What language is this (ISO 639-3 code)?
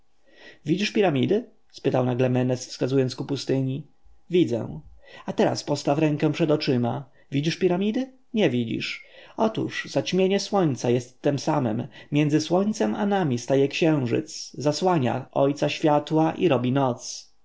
pol